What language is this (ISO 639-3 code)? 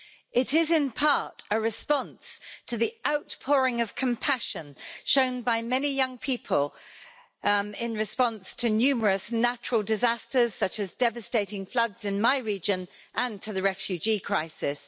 eng